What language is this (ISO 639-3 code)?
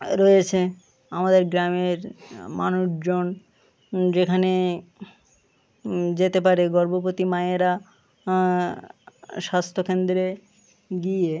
ben